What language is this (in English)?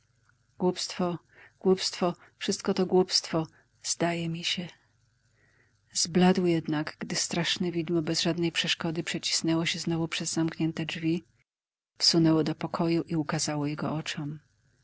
Polish